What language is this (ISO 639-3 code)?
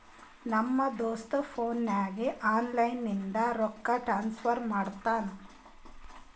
kan